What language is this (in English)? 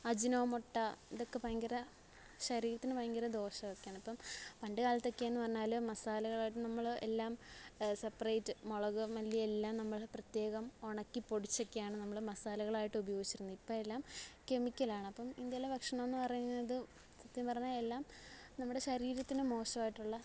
Malayalam